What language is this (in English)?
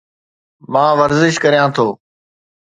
Sindhi